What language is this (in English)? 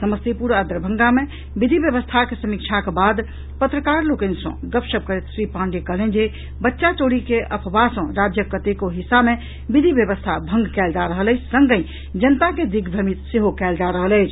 Maithili